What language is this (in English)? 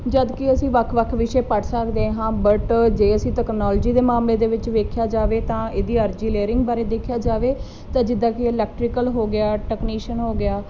Punjabi